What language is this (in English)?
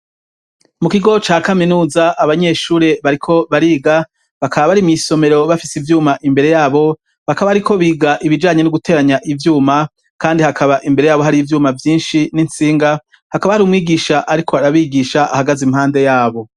Rundi